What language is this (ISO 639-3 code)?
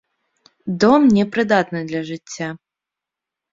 bel